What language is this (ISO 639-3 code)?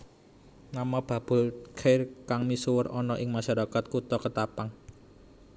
jav